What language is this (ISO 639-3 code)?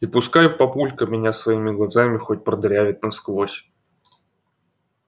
rus